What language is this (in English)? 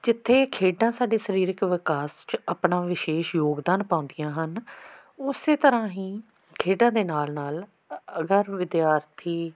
Punjabi